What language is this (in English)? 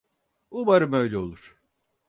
Turkish